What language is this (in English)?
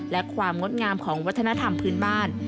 Thai